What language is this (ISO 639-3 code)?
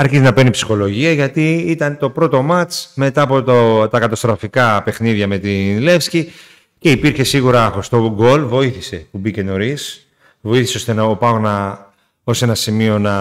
ell